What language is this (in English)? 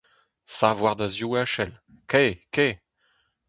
Breton